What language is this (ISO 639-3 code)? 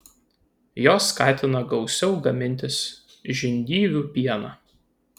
lit